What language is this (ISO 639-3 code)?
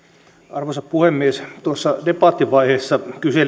fin